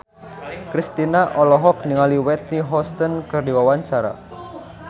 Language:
Sundanese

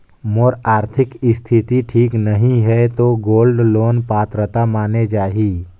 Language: Chhattisgarhi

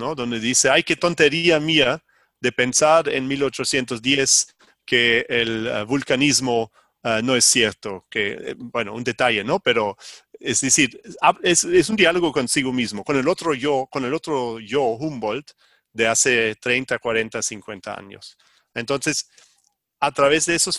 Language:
Spanish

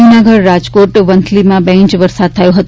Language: Gujarati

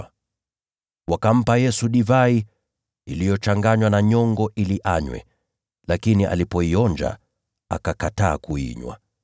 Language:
Swahili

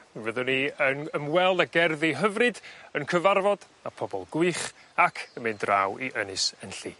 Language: Welsh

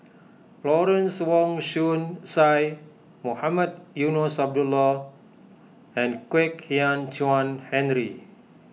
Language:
English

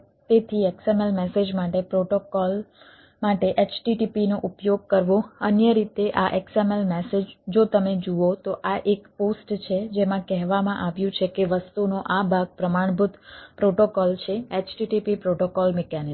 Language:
Gujarati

